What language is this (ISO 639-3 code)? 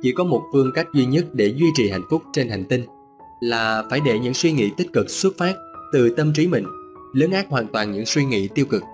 vie